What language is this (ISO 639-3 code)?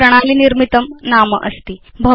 san